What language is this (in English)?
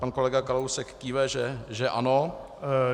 Czech